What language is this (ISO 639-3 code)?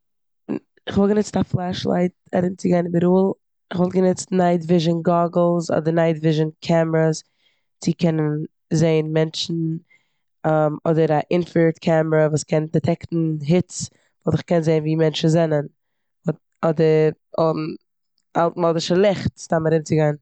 yid